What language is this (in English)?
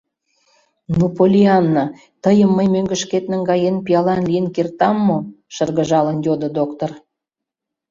Mari